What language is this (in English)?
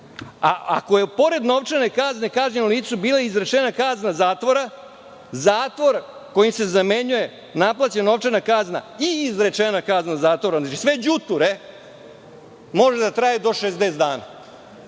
Serbian